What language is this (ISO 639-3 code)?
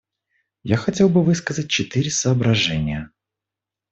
rus